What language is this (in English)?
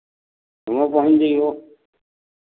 Hindi